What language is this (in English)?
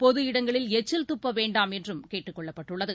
Tamil